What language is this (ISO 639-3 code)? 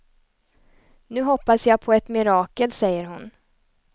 swe